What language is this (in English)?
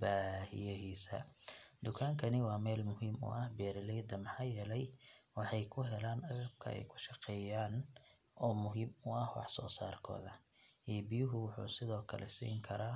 Somali